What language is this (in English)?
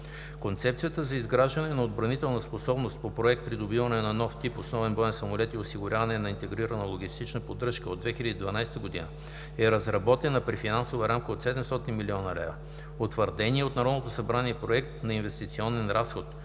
Bulgarian